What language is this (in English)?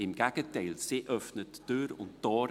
Swiss German